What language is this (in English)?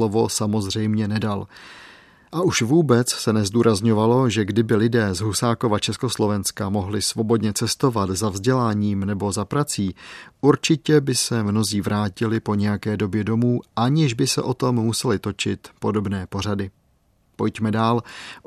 Czech